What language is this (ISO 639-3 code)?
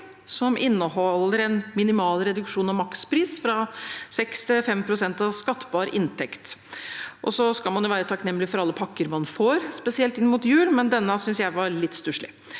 nor